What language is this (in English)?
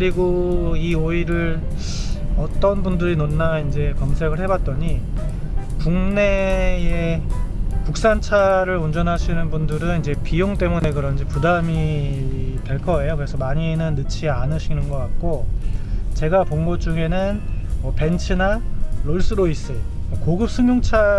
Korean